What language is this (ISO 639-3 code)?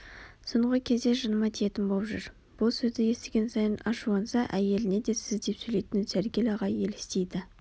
kaz